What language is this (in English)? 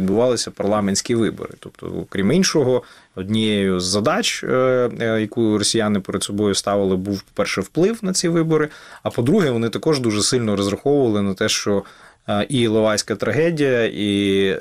Ukrainian